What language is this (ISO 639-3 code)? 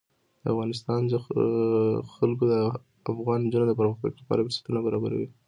pus